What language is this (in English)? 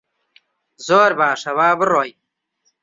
Central Kurdish